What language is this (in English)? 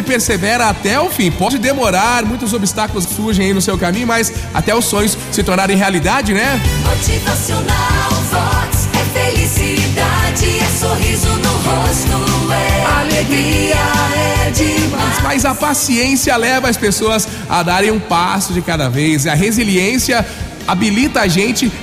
Portuguese